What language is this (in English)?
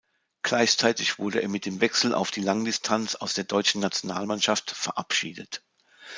German